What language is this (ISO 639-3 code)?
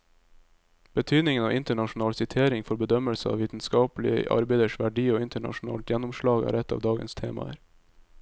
nor